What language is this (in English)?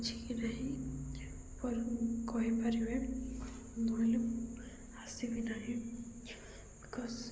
Odia